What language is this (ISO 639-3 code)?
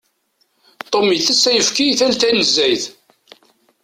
kab